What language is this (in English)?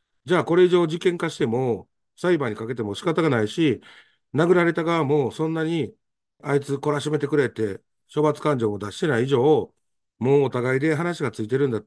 Japanese